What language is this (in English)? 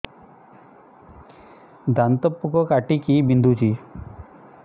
Odia